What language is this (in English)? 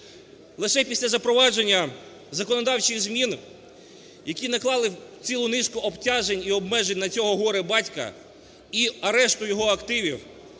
Ukrainian